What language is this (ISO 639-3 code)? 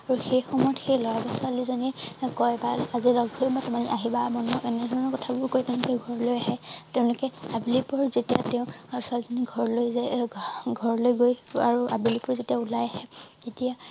asm